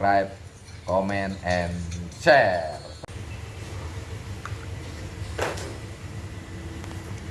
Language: Indonesian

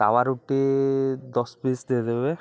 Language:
Odia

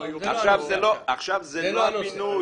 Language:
Hebrew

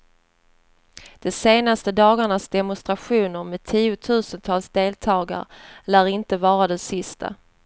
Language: Swedish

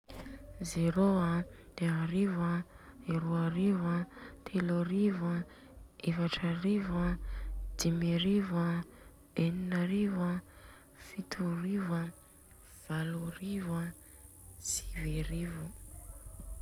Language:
Southern Betsimisaraka Malagasy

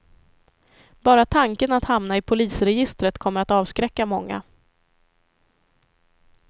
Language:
Swedish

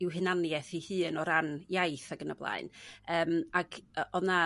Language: Welsh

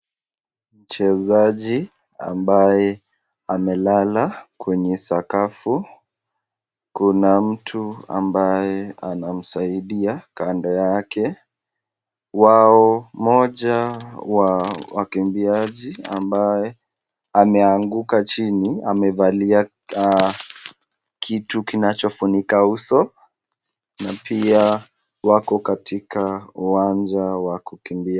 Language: Swahili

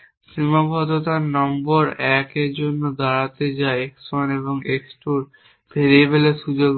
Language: Bangla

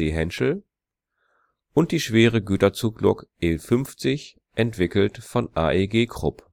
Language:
German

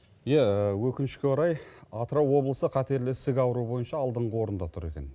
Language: Kazakh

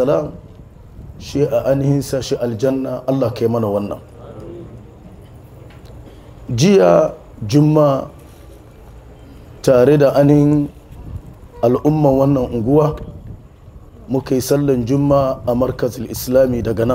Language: Arabic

